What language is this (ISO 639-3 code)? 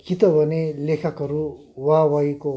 nep